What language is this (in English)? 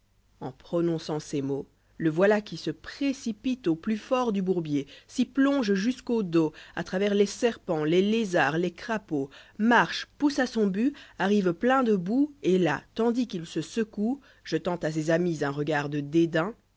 French